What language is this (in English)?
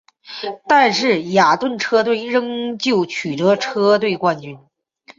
Chinese